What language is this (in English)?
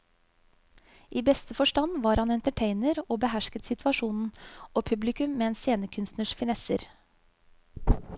Norwegian